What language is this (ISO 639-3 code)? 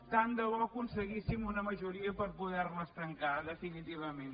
cat